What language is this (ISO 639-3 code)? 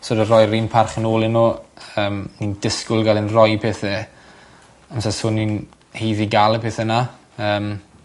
cym